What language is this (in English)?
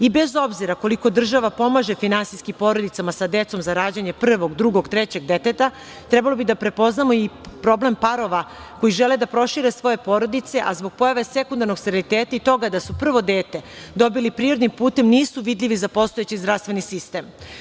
Serbian